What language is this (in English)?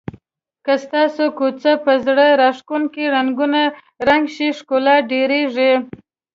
Pashto